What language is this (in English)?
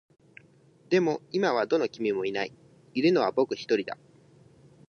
Japanese